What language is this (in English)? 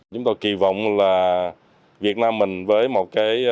Vietnamese